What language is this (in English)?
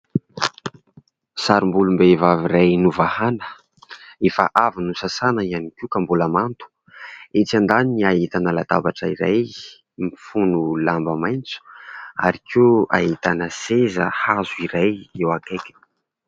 Malagasy